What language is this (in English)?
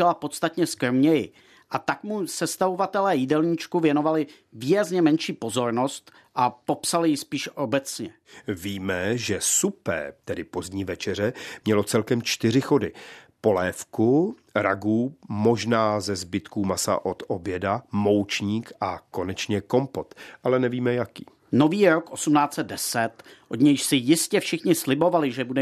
Czech